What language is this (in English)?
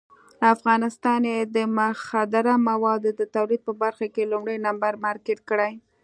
Pashto